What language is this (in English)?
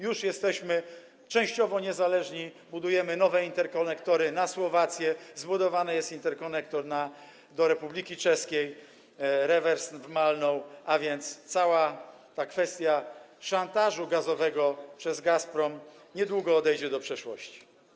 Polish